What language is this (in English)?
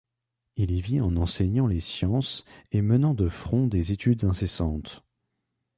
French